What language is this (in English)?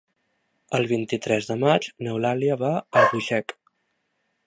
Catalan